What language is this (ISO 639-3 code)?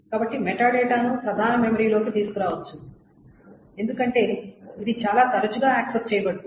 tel